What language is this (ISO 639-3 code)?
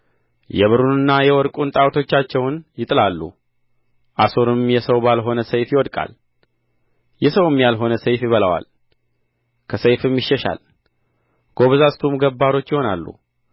amh